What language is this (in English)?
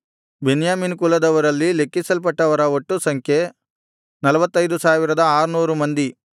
Kannada